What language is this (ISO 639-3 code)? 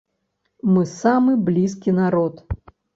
bel